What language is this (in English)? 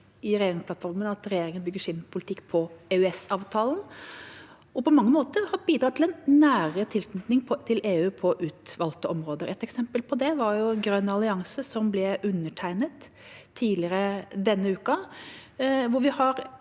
Norwegian